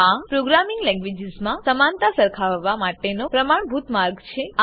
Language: Gujarati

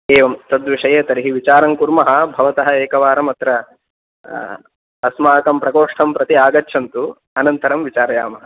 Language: Sanskrit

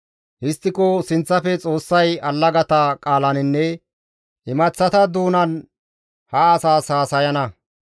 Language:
Gamo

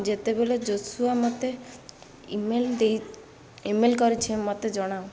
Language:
Odia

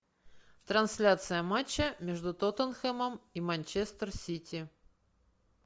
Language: Russian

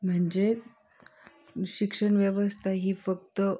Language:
Marathi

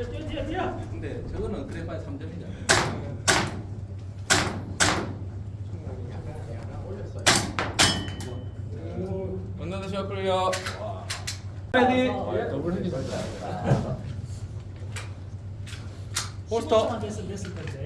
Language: Korean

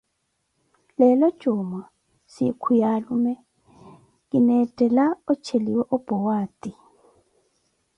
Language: Koti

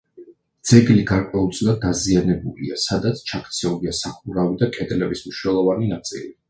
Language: Georgian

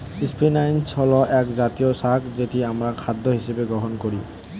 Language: Bangla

